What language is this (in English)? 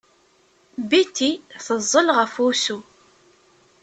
Kabyle